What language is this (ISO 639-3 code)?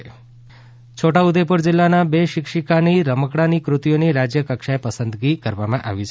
guj